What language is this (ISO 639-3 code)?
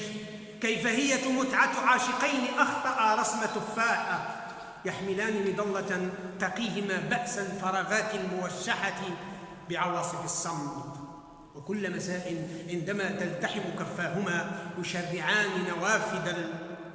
ara